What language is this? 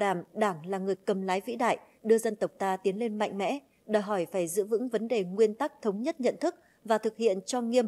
Vietnamese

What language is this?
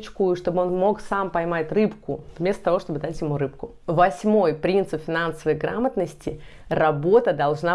Russian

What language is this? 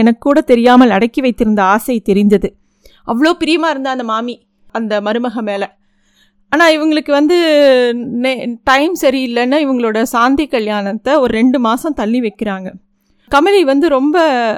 Tamil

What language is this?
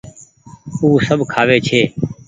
Goaria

